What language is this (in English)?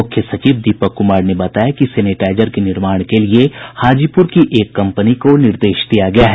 Hindi